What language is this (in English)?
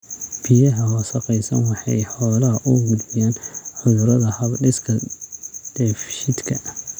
Somali